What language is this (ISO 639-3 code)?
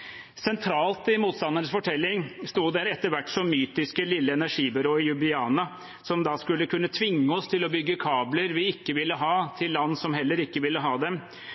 nob